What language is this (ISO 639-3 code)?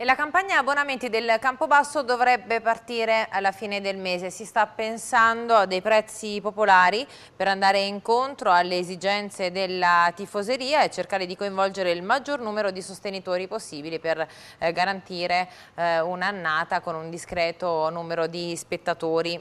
ita